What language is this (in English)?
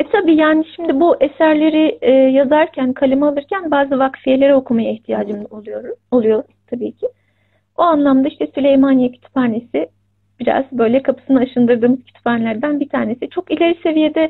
Turkish